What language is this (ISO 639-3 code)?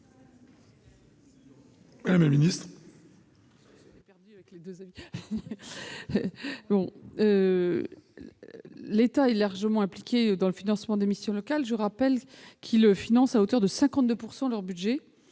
fra